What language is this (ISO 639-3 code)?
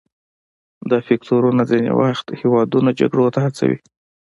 pus